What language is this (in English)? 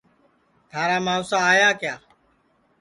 Sansi